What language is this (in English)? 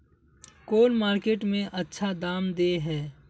Magahi